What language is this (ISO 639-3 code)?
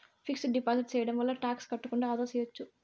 tel